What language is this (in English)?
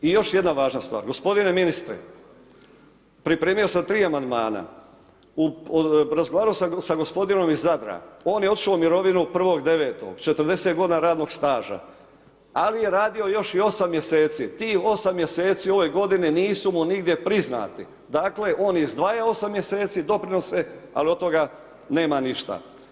Croatian